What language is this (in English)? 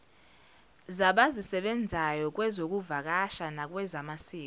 Zulu